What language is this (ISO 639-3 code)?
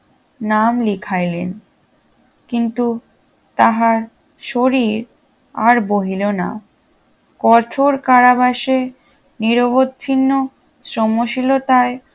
ben